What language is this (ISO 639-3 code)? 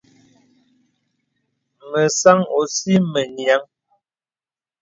beb